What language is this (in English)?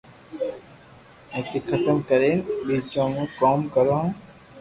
Loarki